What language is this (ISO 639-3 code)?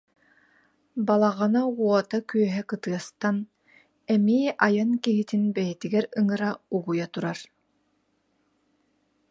sah